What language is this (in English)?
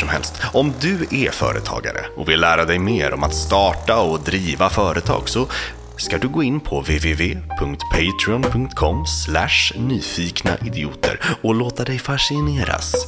Swedish